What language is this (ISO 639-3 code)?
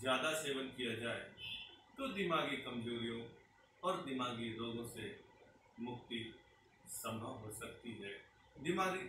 hin